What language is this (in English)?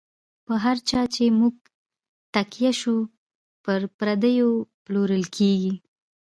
Pashto